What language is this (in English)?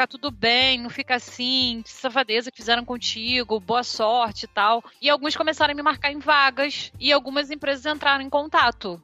Portuguese